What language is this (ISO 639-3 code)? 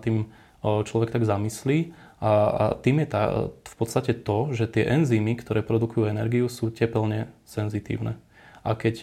slk